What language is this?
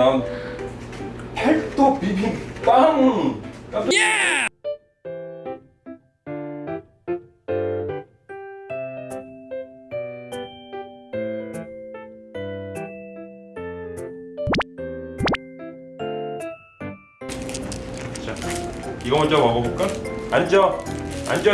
Korean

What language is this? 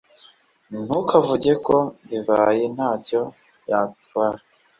Kinyarwanda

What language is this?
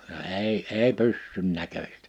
Finnish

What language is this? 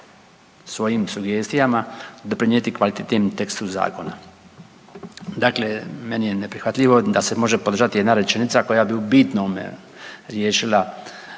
Croatian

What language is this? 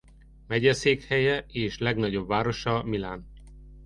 Hungarian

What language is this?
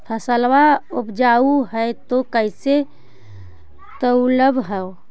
Magahi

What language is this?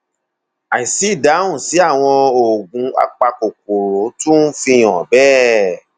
Yoruba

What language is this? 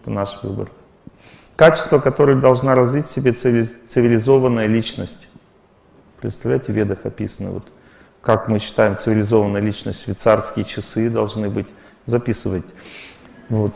Russian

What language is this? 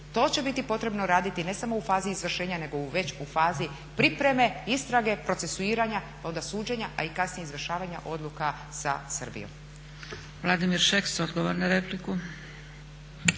Croatian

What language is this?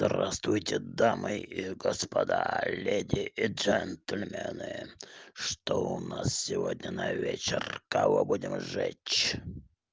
Russian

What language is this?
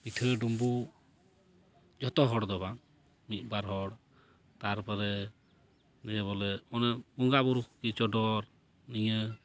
Santali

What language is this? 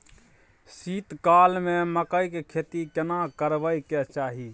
Maithili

